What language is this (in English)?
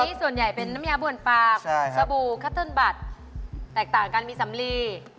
Thai